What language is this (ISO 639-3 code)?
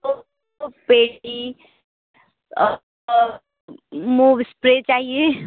hin